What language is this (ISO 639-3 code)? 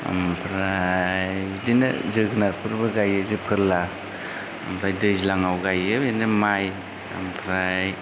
brx